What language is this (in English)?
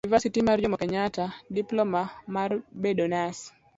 Luo (Kenya and Tanzania)